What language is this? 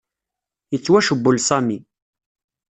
Kabyle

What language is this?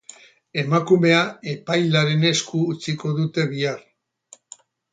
Basque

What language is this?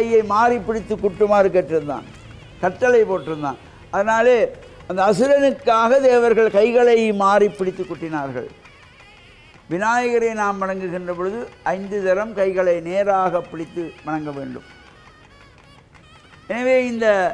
Arabic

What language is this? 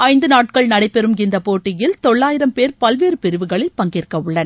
Tamil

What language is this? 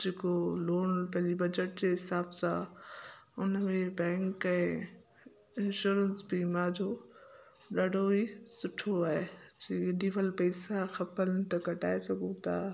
Sindhi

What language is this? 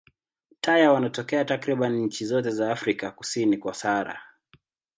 Swahili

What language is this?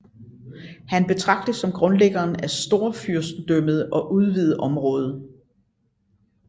Danish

